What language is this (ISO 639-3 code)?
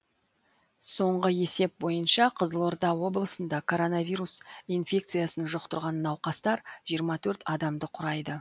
kaz